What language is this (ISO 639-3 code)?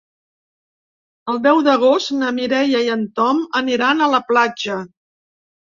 cat